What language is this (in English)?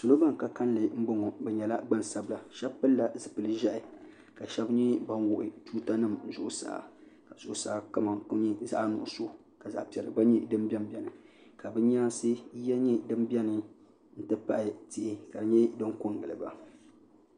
Dagbani